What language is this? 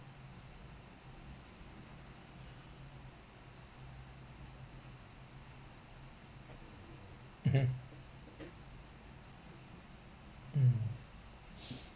English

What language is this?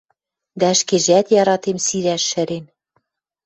Western Mari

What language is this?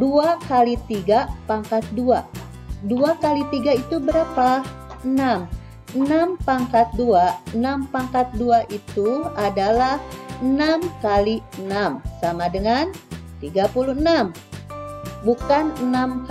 Indonesian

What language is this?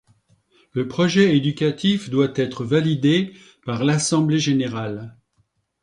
French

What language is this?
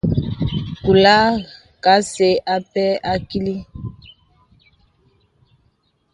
Bebele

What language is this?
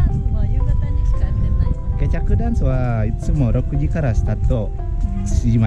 Japanese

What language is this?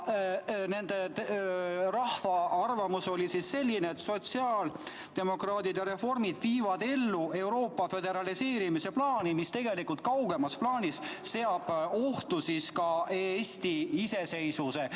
Estonian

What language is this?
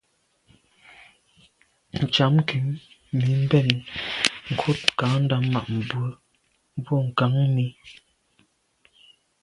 Medumba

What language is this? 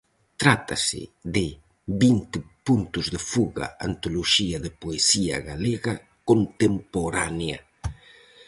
Galician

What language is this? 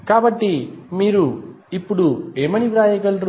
Telugu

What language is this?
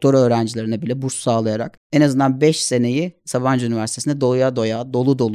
Turkish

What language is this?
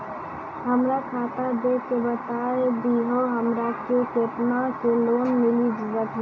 Maithili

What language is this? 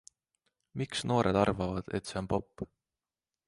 Estonian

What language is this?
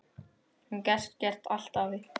Icelandic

